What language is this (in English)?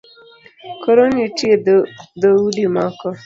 Luo (Kenya and Tanzania)